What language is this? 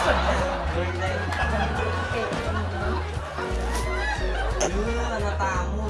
Indonesian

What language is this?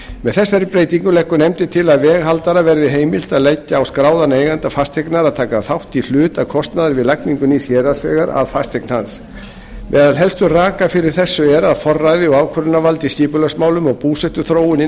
Icelandic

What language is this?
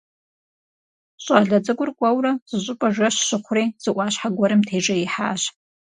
Kabardian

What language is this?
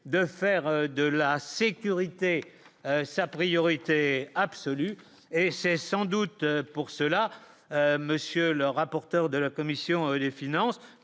French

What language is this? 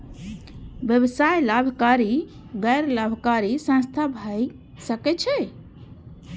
Maithili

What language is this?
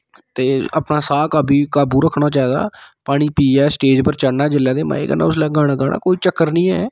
Dogri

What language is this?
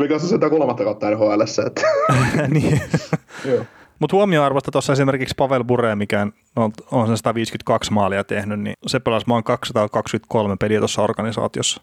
Finnish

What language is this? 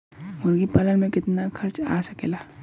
Bhojpuri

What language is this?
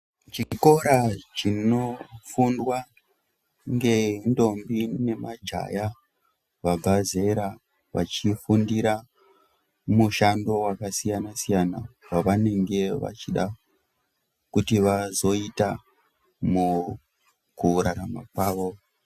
Ndau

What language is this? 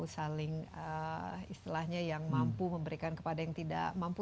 Indonesian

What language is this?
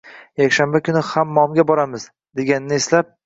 Uzbek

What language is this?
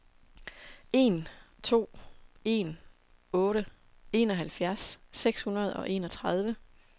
Danish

